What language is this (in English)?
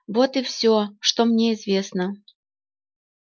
Russian